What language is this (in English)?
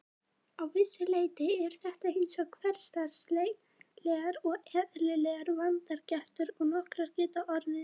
Icelandic